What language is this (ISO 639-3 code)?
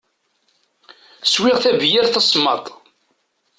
kab